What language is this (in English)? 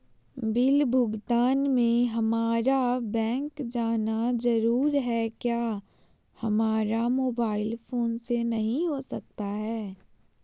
Magahi